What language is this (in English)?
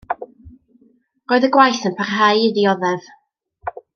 Welsh